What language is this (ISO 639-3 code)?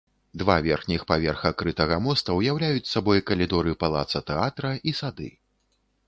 bel